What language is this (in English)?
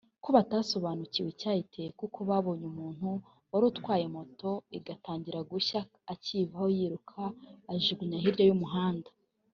Kinyarwanda